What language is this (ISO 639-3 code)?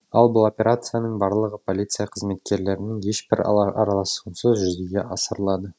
kaz